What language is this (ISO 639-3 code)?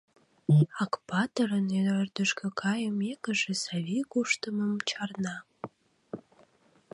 chm